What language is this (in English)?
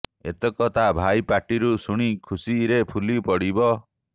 Odia